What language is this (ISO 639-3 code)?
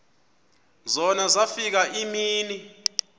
xho